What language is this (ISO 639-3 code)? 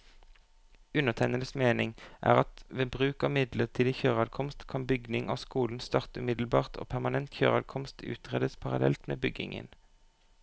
nor